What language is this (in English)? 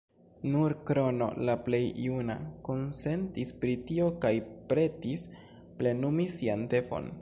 Esperanto